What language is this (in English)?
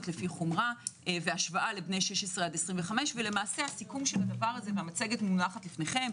Hebrew